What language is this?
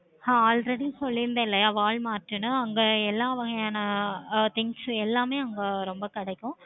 Tamil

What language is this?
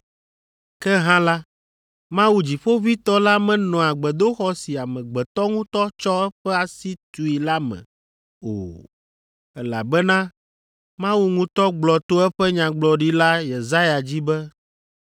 Ewe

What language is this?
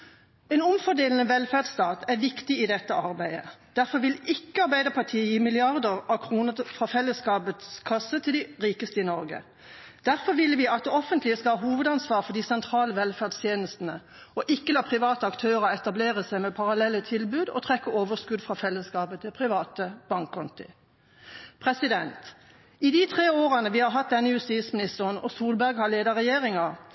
Norwegian Bokmål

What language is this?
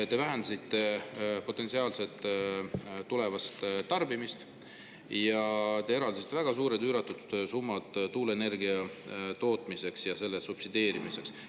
Estonian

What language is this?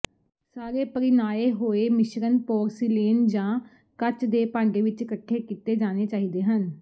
Punjabi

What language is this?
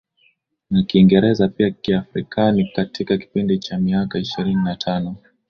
Swahili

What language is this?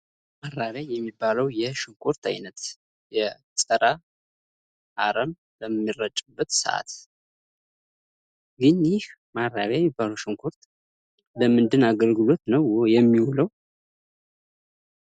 Amharic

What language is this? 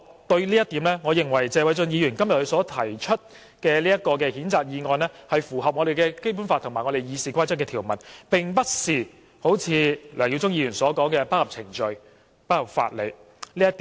Cantonese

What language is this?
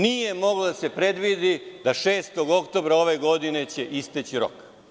Serbian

